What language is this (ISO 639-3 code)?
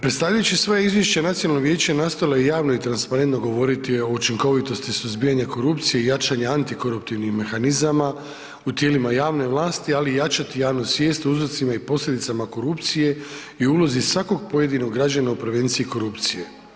hrv